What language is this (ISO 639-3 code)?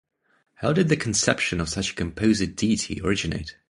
eng